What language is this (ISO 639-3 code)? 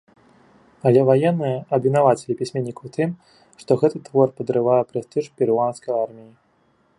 bel